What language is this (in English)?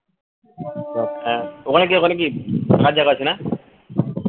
Bangla